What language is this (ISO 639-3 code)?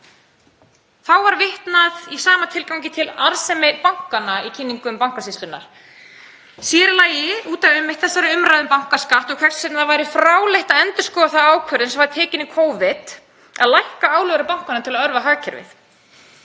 isl